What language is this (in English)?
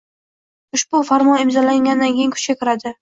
Uzbek